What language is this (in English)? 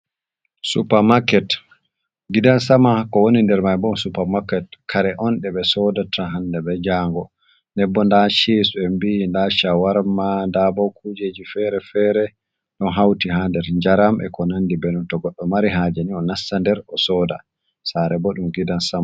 Fula